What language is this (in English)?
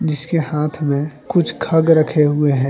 Hindi